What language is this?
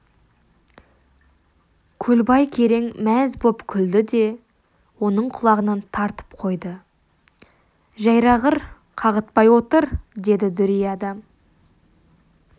Kazakh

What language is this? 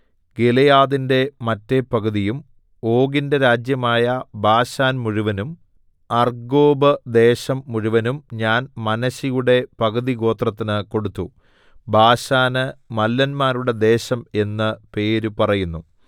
Malayalam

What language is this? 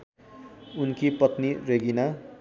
Nepali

